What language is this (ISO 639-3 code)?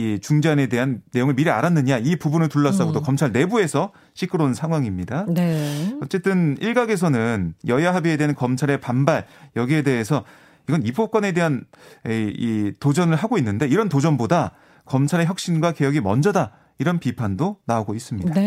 kor